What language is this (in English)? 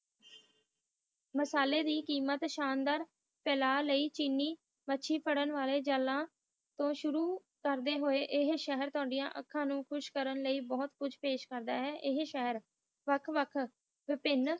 Punjabi